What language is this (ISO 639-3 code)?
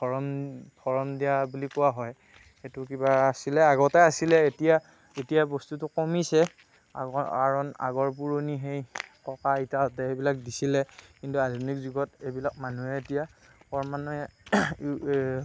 asm